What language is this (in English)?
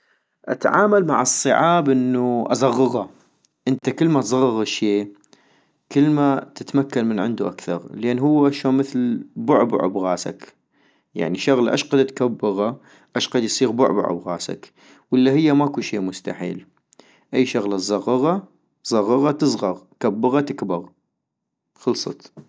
North Mesopotamian Arabic